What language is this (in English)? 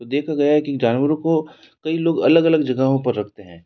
Hindi